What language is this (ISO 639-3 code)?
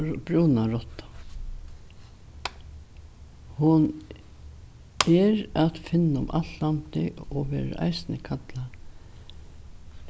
fao